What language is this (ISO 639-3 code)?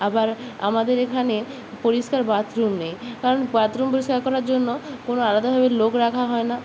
ben